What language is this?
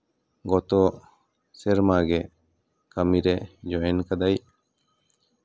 Santali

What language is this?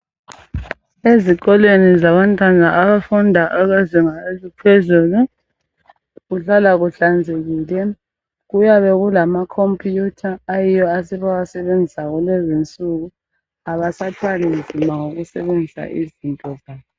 North Ndebele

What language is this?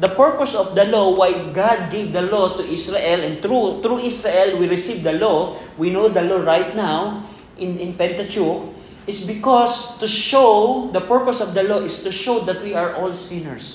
Filipino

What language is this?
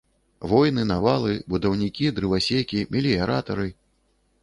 Belarusian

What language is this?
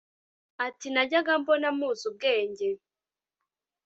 Kinyarwanda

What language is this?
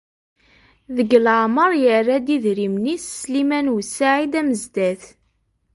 Kabyle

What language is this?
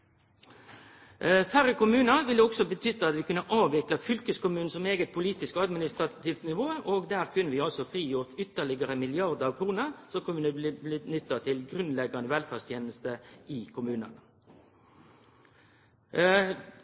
Norwegian Nynorsk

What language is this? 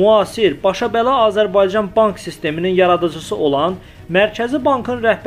Turkish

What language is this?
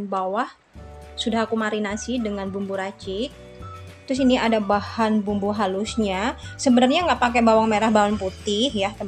Indonesian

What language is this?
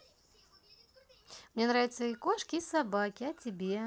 Russian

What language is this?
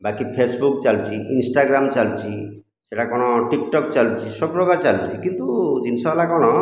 Odia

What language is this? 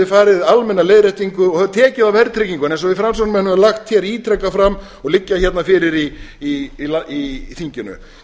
Icelandic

